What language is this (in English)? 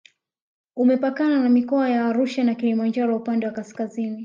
Swahili